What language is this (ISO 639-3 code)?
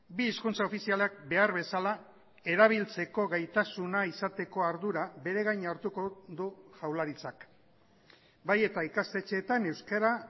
eus